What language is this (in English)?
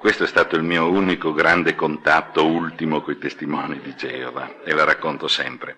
Italian